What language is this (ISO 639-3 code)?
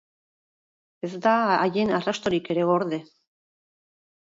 eus